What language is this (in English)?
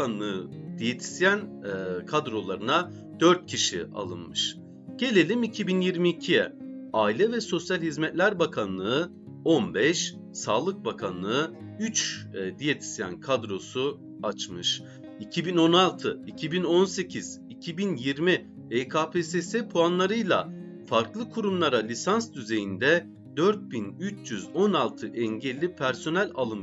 Turkish